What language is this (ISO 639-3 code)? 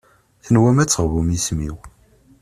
kab